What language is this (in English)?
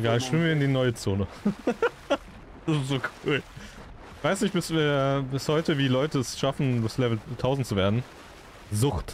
German